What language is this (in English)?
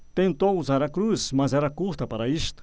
Portuguese